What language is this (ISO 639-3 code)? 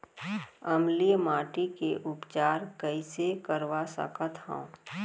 hne